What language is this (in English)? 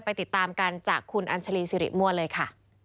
Thai